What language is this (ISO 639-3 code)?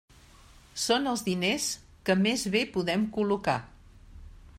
cat